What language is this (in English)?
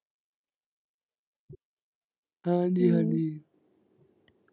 Punjabi